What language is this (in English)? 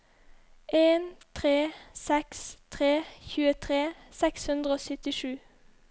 Norwegian